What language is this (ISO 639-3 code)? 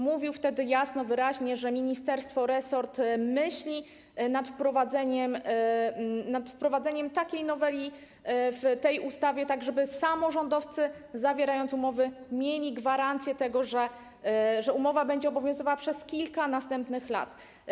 pol